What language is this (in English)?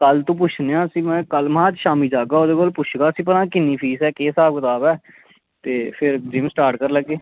Dogri